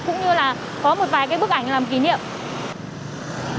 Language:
Vietnamese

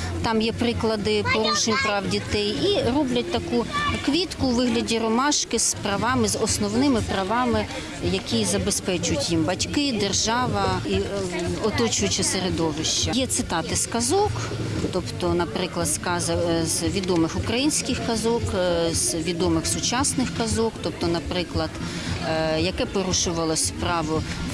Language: Ukrainian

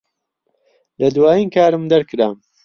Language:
Central Kurdish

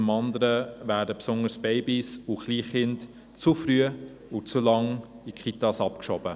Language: Swiss German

